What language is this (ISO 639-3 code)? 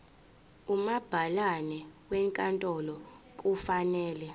zul